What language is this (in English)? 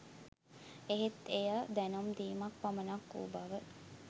Sinhala